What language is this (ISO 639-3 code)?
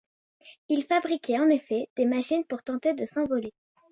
fra